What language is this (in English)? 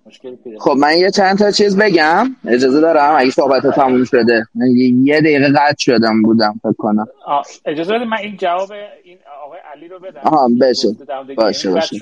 Persian